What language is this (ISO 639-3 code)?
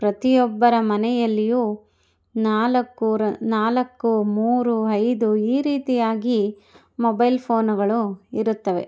kan